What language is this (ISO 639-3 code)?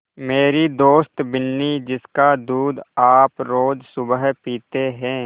hin